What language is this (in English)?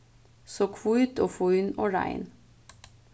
Faroese